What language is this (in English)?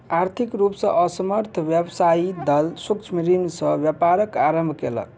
Maithili